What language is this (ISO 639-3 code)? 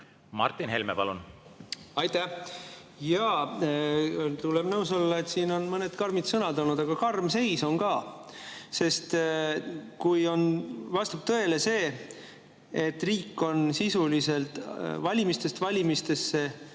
est